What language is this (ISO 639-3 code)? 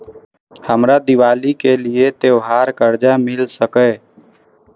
mai